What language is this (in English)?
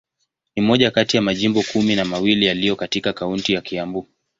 Swahili